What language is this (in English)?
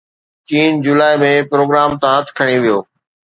Sindhi